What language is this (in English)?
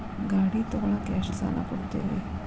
Kannada